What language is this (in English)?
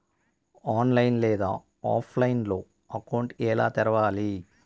Telugu